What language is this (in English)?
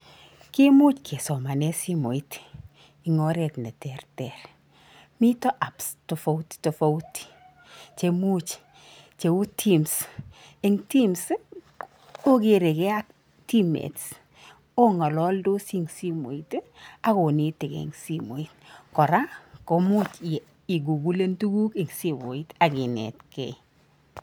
Kalenjin